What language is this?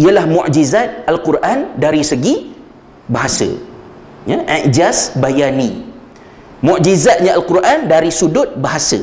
Malay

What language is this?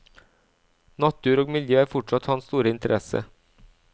Norwegian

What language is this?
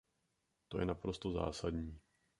Czech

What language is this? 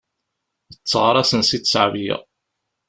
Kabyle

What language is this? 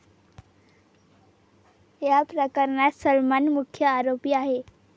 Marathi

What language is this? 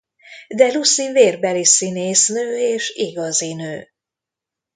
Hungarian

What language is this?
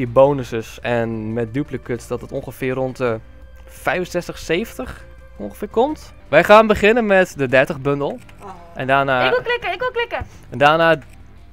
Dutch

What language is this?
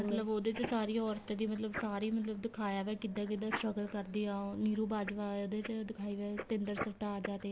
Punjabi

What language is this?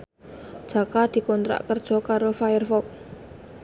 Javanese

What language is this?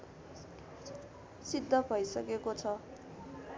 Nepali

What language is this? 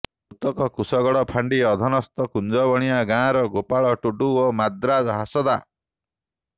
Odia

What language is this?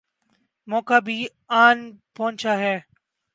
Urdu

